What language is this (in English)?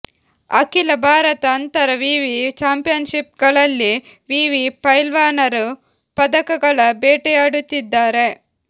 Kannada